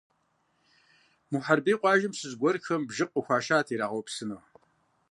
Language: Kabardian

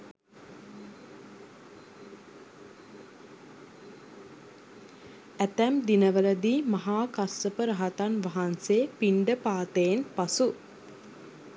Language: Sinhala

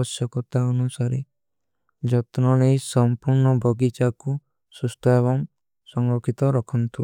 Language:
Kui (India)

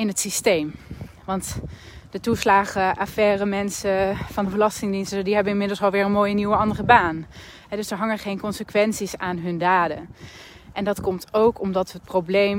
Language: Dutch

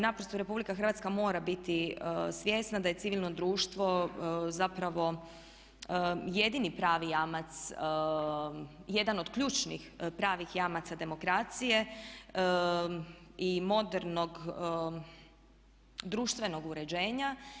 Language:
Croatian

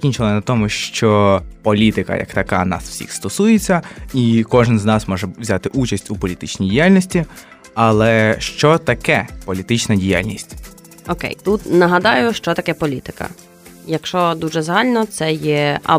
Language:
Ukrainian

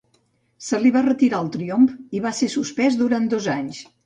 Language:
Catalan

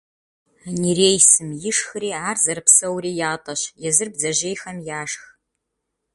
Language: Kabardian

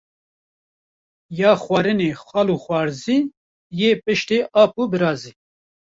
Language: Kurdish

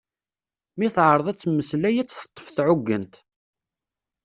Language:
Kabyle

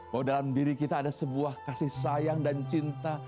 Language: Indonesian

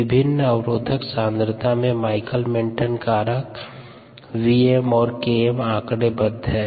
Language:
Hindi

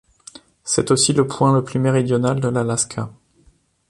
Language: French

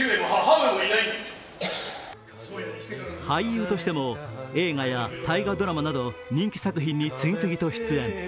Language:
Japanese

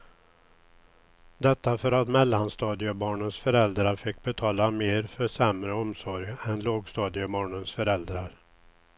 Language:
Swedish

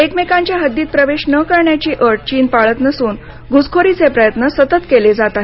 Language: Marathi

